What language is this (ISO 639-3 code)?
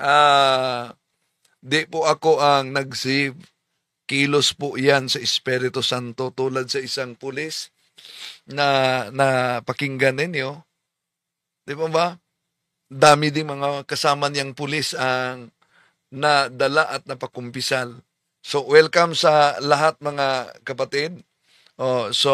fil